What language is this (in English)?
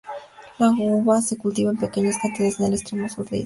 Spanish